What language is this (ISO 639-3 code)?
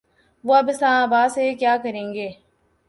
urd